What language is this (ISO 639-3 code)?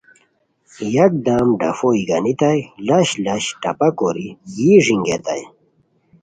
khw